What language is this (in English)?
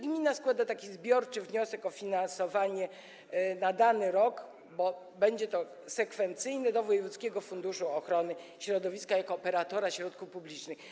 Polish